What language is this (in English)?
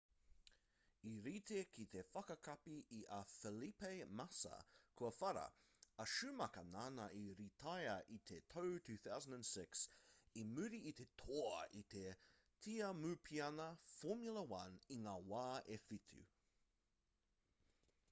Māori